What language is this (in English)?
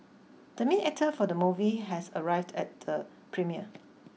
English